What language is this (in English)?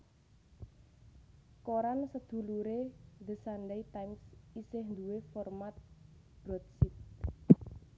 Javanese